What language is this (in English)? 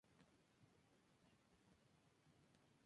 Spanish